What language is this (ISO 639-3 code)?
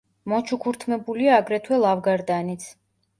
kat